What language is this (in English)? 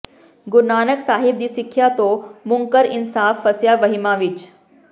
Punjabi